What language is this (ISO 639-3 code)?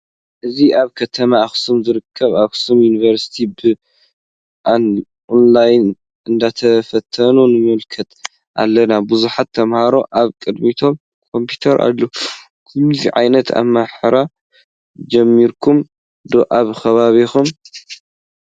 tir